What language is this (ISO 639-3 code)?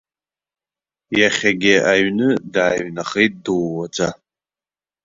abk